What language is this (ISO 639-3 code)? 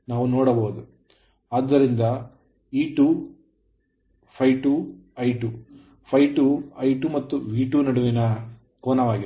kan